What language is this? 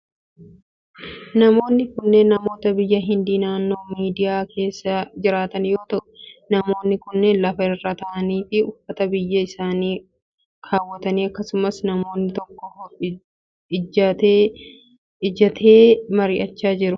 Oromo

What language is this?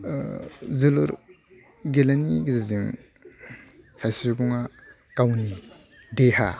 Bodo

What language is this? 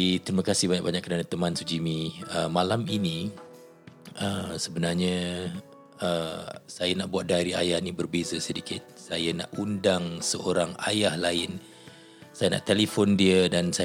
Malay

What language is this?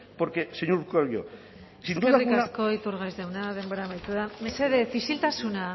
Basque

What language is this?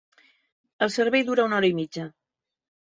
Catalan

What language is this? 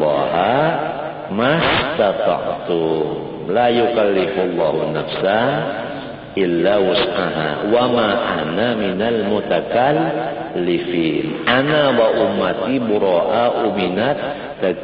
Indonesian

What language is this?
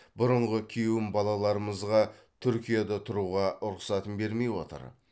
Kazakh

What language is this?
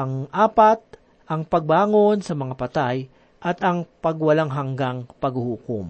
Filipino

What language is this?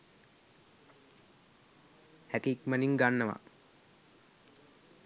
Sinhala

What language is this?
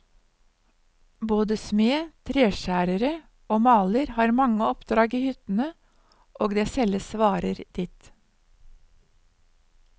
Norwegian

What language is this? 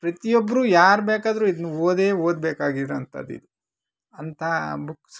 Kannada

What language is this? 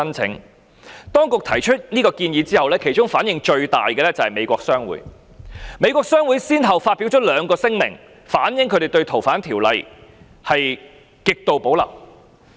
Cantonese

